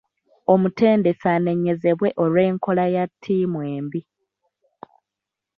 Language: Ganda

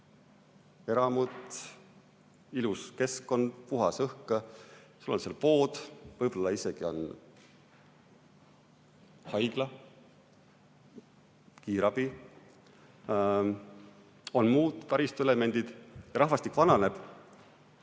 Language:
Estonian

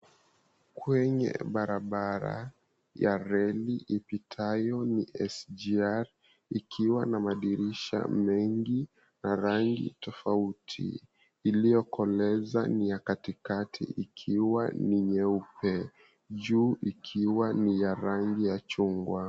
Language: Swahili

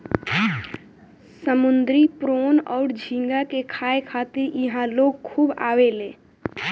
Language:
Bhojpuri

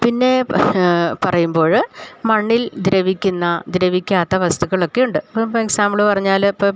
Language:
Malayalam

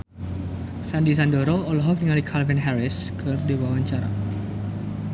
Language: Sundanese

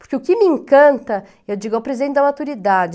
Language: Portuguese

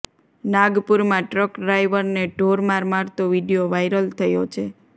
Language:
Gujarati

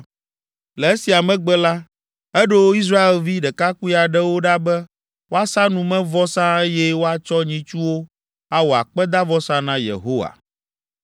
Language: Ewe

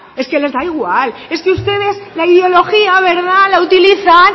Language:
Spanish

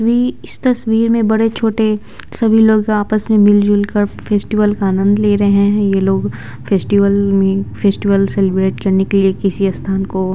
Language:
Hindi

